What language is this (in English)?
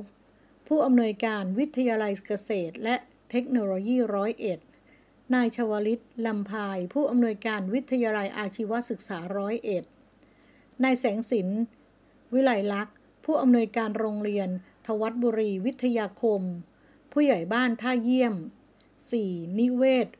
Thai